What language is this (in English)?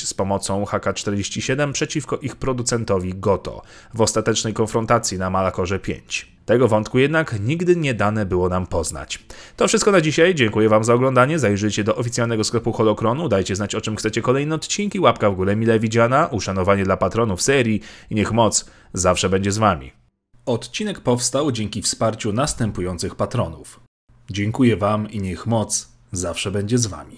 Polish